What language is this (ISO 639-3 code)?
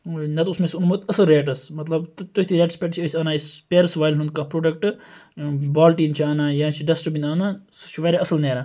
kas